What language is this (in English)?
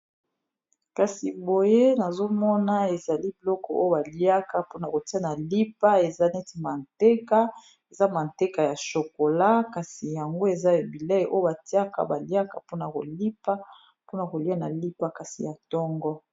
Lingala